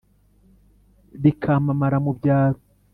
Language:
Kinyarwanda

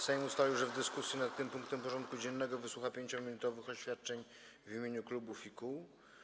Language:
Polish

